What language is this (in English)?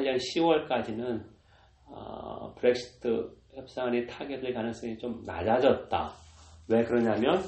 Korean